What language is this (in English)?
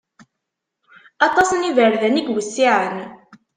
Kabyle